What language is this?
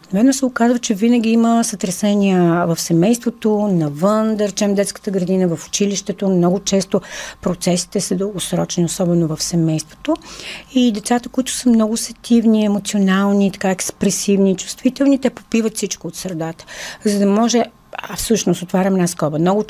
Bulgarian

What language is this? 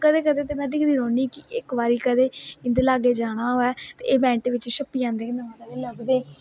Dogri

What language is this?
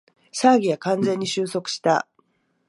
Japanese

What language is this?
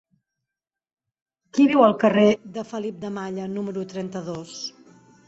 Catalan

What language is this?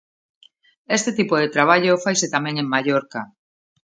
Galician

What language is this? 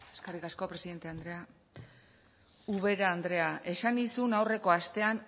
Basque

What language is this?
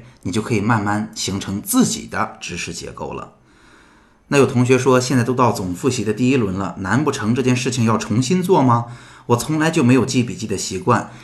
Chinese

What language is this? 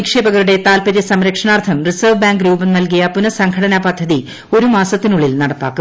Malayalam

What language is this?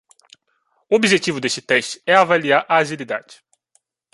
Portuguese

